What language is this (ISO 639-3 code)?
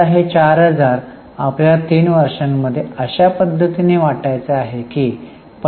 mar